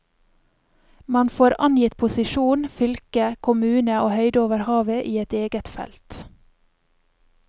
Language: Norwegian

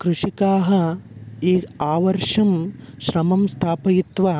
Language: Sanskrit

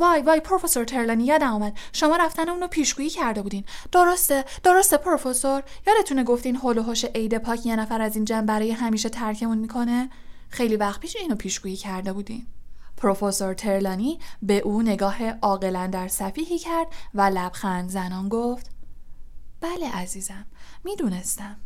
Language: Persian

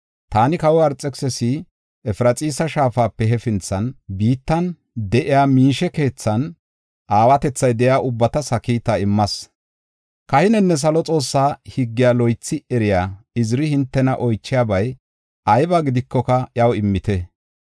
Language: Gofa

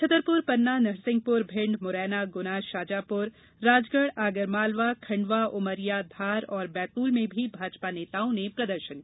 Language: Hindi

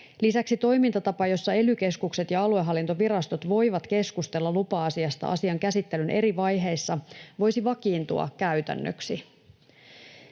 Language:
Finnish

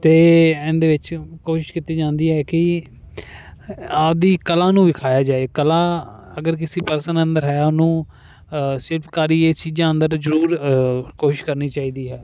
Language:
Punjabi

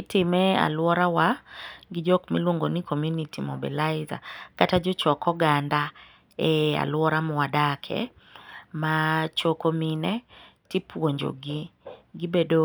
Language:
Luo (Kenya and Tanzania)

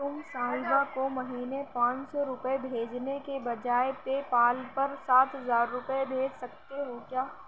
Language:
Urdu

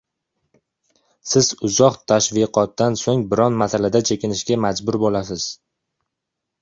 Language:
Uzbek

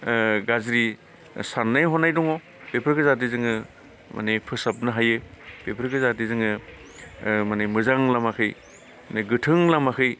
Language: Bodo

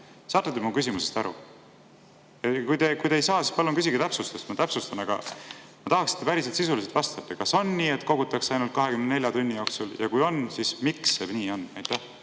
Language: Estonian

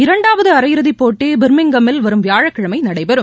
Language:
Tamil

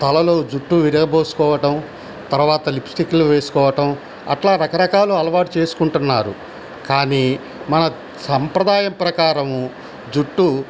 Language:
Telugu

